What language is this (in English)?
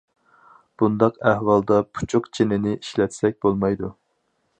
Uyghur